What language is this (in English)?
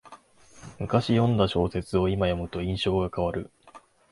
Japanese